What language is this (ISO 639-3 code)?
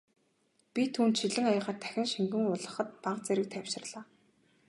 mon